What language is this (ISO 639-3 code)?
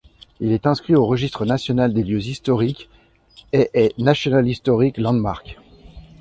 fra